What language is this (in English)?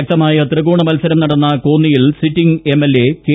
Malayalam